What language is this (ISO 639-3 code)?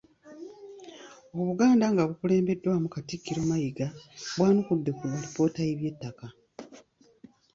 lug